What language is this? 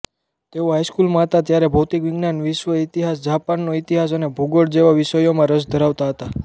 Gujarati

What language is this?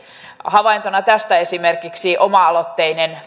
Finnish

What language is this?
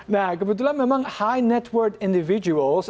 Indonesian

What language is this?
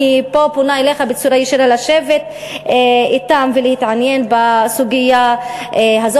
Hebrew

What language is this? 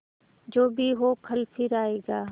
Hindi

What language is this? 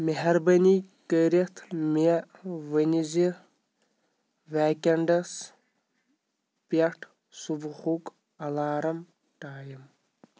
Kashmiri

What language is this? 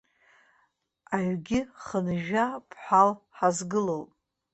Abkhazian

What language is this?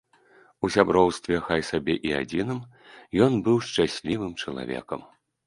Belarusian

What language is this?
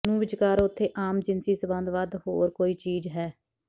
Punjabi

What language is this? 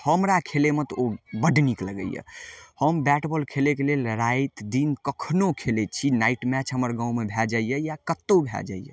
Maithili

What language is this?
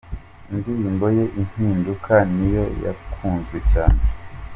Kinyarwanda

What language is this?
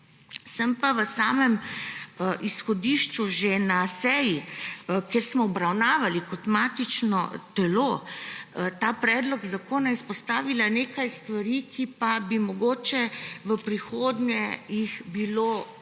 Slovenian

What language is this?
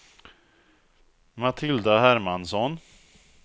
Swedish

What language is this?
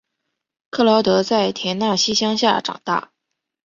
Chinese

